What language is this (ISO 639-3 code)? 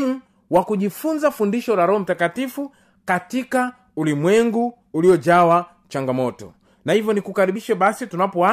swa